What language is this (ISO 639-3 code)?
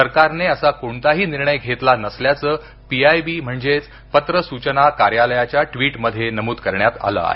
mar